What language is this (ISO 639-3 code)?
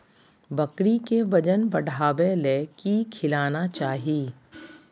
mag